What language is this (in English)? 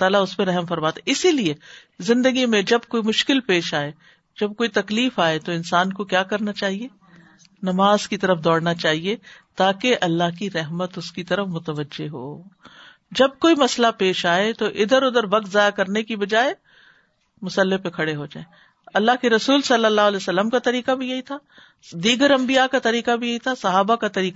Urdu